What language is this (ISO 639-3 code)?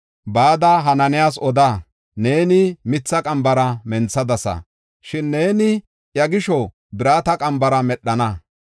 gof